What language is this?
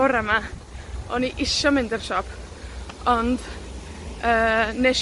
Welsh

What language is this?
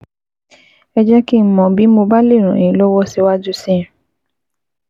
Yoruba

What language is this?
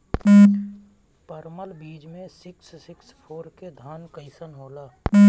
Bhojpuri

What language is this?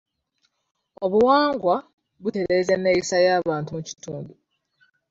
Ganda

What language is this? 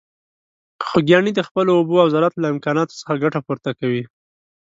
Pashto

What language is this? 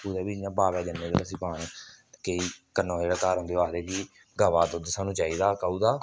Dogri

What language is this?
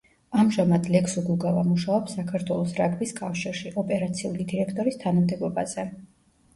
Georgian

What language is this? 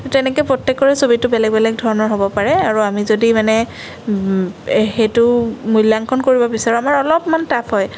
Assamese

